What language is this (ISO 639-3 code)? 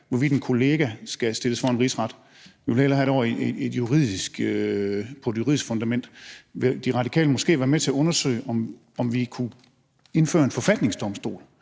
dan